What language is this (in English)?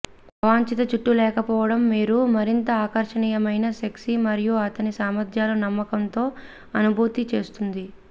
Telugu